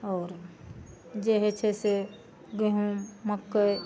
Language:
Maithili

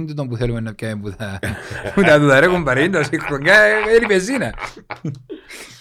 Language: Greek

